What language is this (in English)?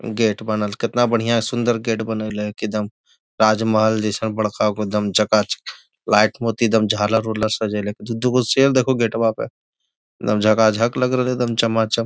Magahi